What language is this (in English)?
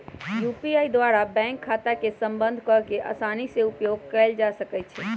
Magahi